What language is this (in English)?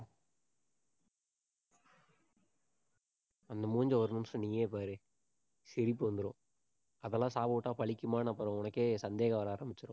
Tamil